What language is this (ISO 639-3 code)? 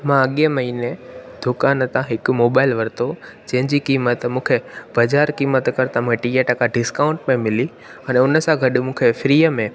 snd